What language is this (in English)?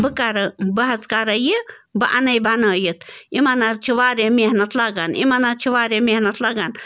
Kashmiri